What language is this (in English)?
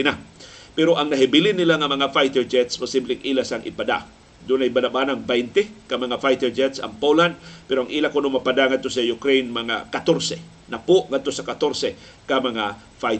Filipino